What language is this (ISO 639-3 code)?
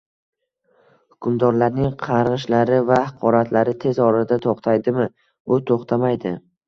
uzb